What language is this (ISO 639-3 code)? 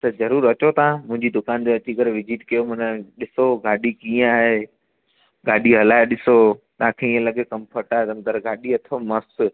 snd